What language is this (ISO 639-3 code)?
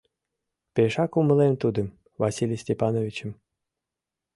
chm